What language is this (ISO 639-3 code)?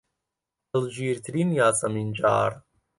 ckb